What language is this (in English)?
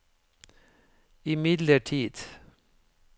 Norwegian